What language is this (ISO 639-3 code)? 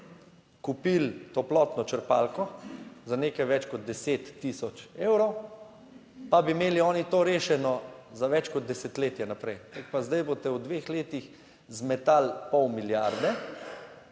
slv